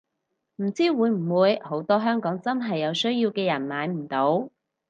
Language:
Cantonese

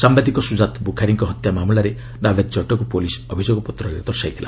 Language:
Odia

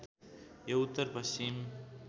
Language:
Nepali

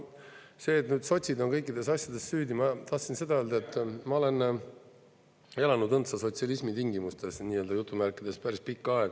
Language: Estonian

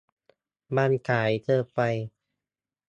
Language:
Thai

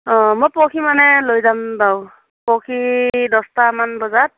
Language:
Assamese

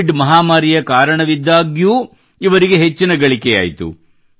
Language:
Kannada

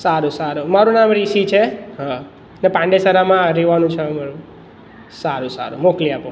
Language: Gujarati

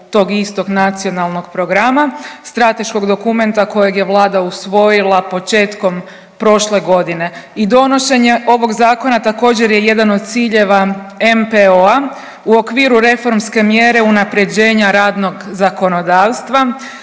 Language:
Croatian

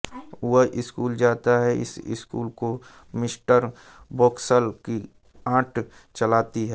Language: Hindi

